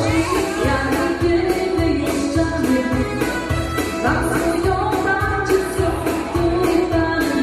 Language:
Romanian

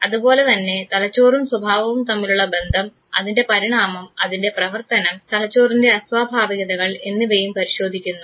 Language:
Malayalam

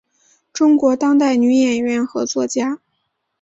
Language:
Chinese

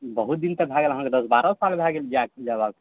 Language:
Maithili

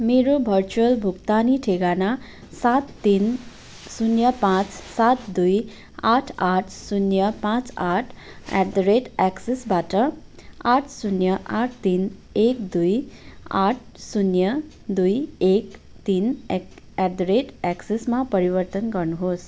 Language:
Nepali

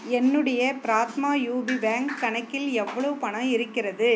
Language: Tamil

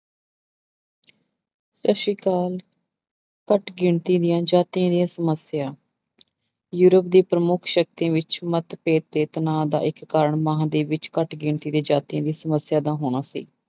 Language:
Punjabi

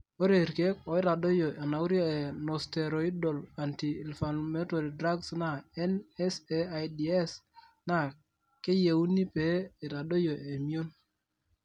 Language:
Masai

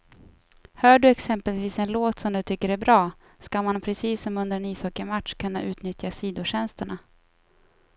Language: Swedish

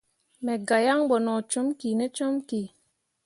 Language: Mundang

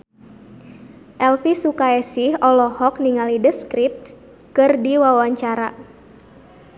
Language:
Sundanese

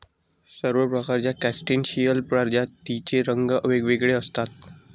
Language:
Marathi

